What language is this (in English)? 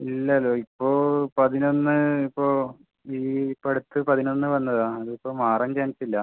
Malayalam